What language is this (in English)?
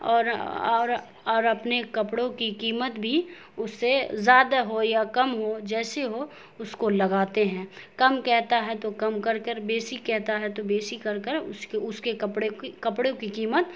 Urdu